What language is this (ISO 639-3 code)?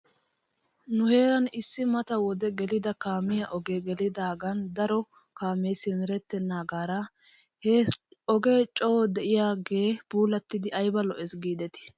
wal